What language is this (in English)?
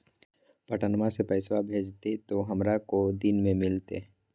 Magahi